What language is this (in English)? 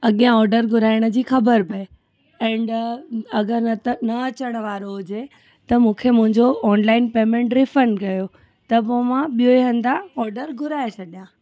Sindhi